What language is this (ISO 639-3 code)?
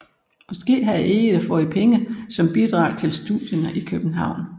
dan